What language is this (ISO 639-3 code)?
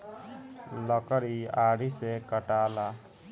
bho